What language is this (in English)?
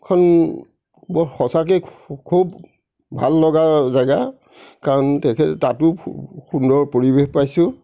Assamese